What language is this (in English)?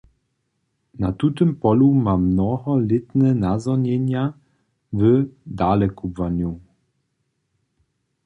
Upper Sorbian